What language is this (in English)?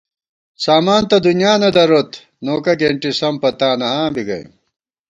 Gawar-Bati